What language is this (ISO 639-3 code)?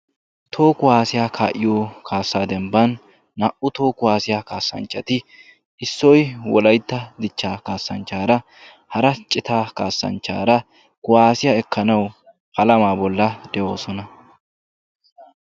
wal